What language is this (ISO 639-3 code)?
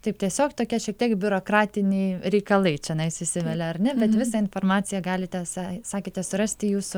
lit